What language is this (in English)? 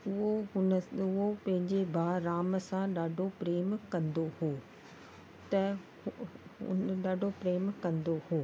Sindhi